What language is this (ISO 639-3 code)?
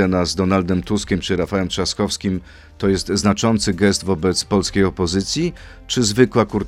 pol